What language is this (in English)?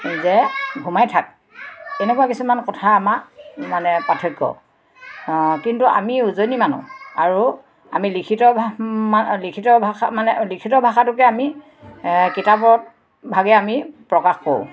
Assamese